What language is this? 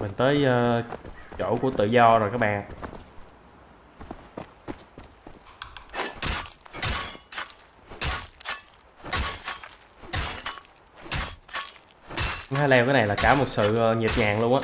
Vietnamese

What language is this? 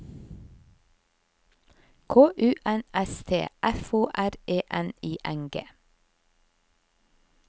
Norwegian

